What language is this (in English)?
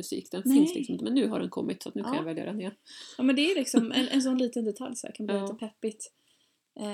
Swedish